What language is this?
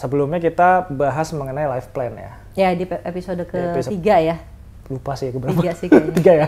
Indonesian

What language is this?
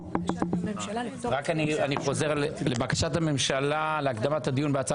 Hebrew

